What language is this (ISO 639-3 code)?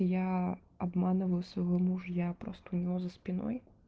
rus